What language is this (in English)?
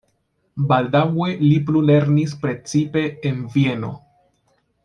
Esperanto